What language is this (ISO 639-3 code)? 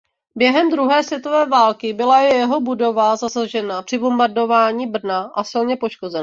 ces